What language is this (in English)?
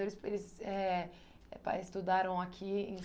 Portuguese